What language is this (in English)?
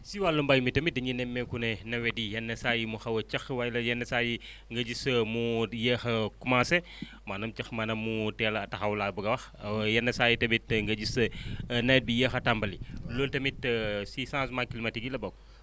Wolof